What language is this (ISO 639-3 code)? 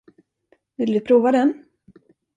swe